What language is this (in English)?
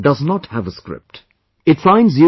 English